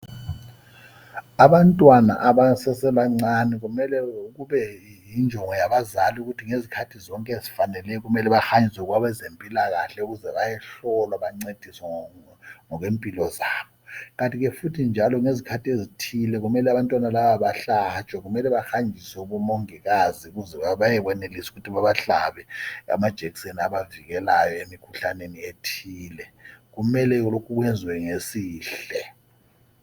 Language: North Ndebele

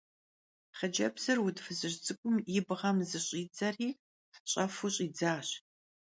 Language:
Kabardian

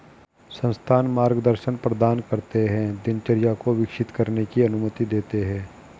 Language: Hindi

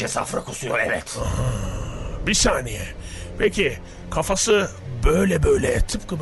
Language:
Turkish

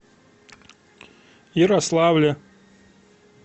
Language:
Russian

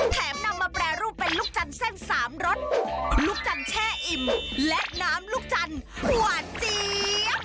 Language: Thai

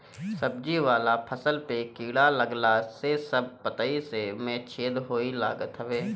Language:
Bhojpuri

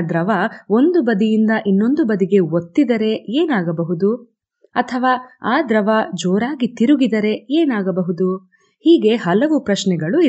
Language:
Kannada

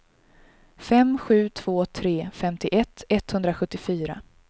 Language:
Swedish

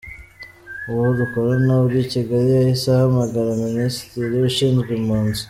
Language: Kinyarwanda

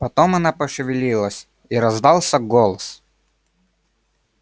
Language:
Russian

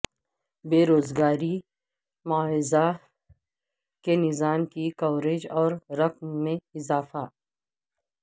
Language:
Urdu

